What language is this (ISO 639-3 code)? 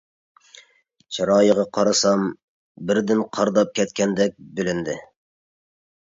uig